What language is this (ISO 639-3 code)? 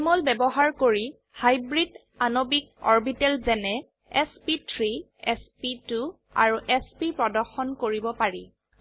asm